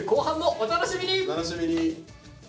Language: Japanese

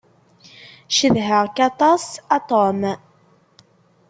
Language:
Kabyle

